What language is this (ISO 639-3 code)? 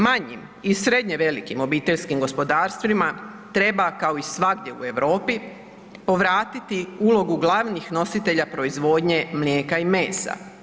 hrv